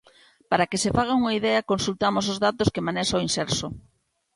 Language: Galician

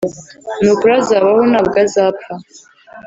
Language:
Kinyarwanda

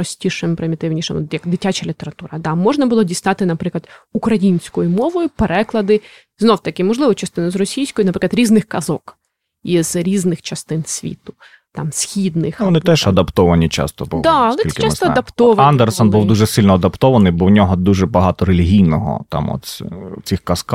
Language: Ukrainian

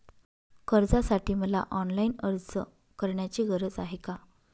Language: Marathi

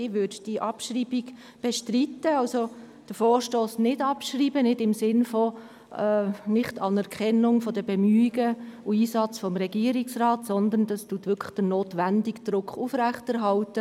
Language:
Swiss German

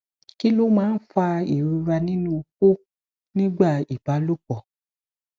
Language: Yoruba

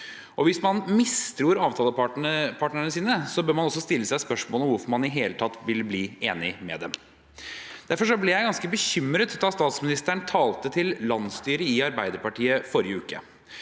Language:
Norwegian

